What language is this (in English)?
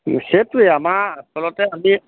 Assamese